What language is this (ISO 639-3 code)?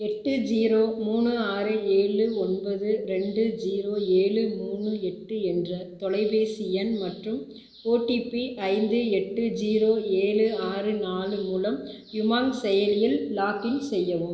tam